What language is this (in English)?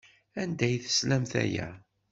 Kabyle